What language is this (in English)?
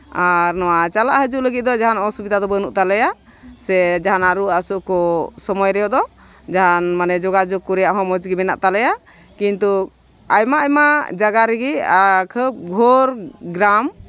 Santali